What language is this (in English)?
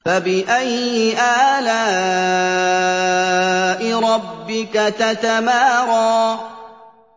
Arabic